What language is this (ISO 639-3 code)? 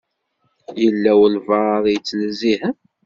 kab